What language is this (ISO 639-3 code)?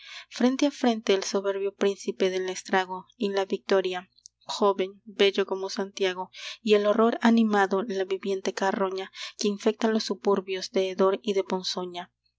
spa